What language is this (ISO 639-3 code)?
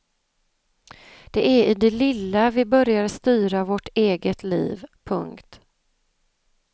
swe